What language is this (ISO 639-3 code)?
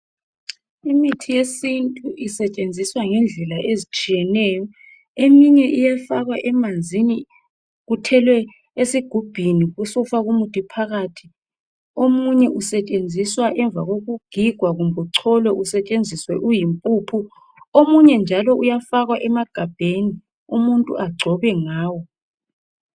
nde